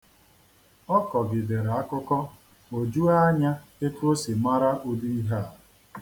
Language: Igbo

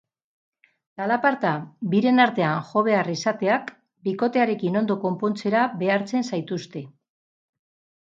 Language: Basque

